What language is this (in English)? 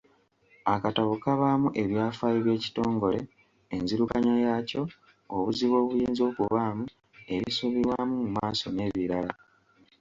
Ganda